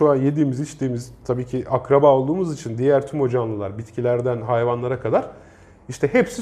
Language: Turkish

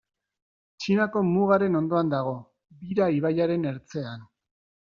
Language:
Basque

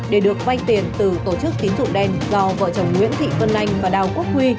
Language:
Vietnamese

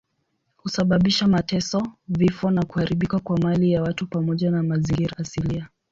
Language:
Swahili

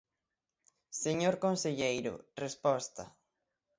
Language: Galician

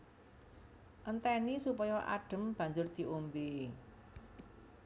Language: Javanese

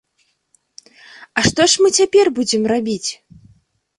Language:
Belarusian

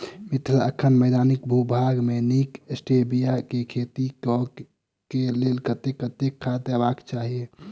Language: Maithili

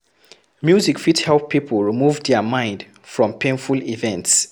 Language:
Nigerian Pidgin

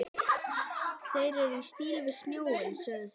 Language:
Icelandic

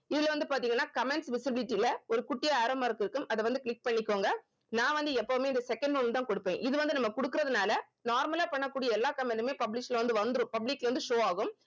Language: Tamil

